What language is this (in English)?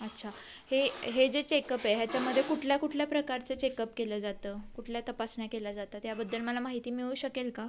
Marathi